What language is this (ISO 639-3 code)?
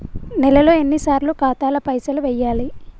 tel